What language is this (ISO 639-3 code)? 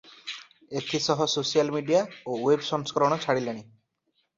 ori